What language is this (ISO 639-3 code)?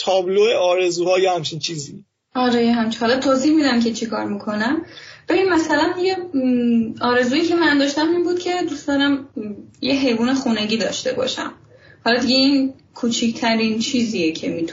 fas